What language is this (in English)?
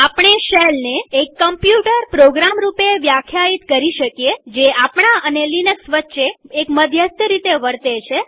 Gujarati